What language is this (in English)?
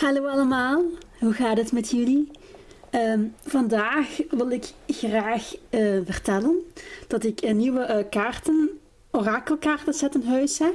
Dutch